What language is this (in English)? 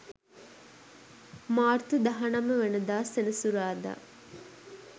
Sinhala